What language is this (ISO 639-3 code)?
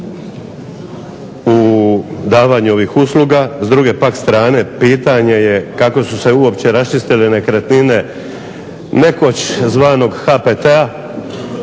hrv